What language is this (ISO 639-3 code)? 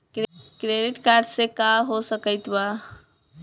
bho